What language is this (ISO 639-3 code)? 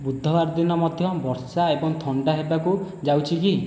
ori